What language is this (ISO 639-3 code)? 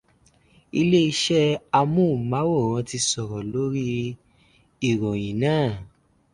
yor